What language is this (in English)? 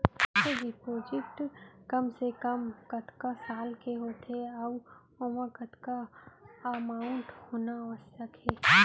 Chhattisgarhi